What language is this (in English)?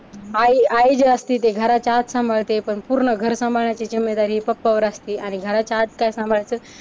Marathi